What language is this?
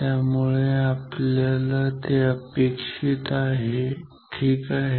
Marathi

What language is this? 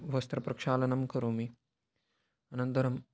Sanskrit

